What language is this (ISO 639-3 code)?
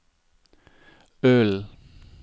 nor